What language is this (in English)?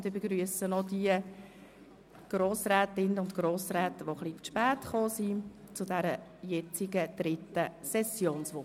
Swiss German